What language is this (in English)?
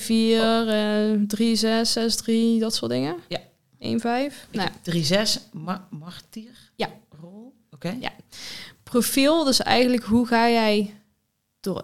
Dutch